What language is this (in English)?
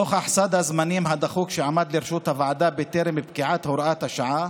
Hebrew